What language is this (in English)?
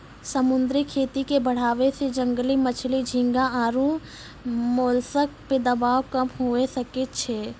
Maithili